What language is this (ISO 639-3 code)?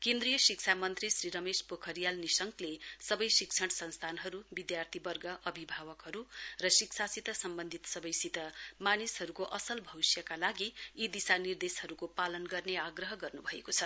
nep